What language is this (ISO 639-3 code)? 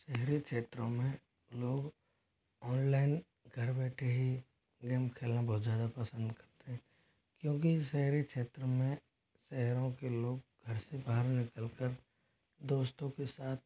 hin